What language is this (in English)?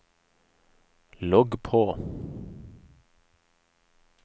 Norwegian